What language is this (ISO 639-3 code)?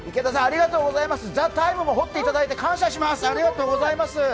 jpn